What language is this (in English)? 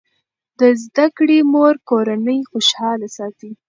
Pashto